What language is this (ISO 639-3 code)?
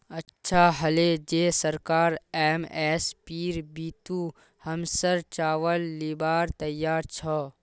mag